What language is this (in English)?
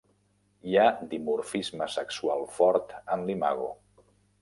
Catalan